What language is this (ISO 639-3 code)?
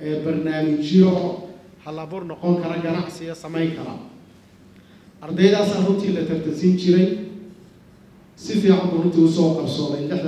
ara